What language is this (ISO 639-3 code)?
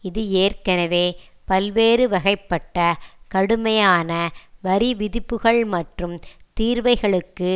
tam